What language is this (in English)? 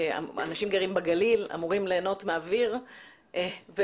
Hebrew